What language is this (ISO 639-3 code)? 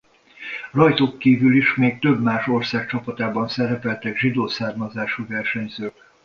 hun